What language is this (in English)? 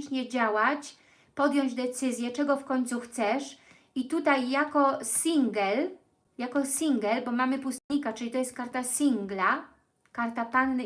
Polish